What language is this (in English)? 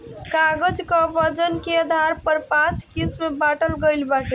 Bhojpuri